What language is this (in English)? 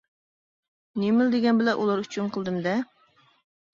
Uyghur